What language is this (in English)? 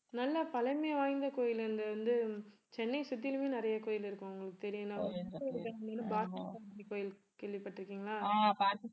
Tamil